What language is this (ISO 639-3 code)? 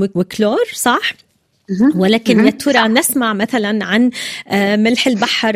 ara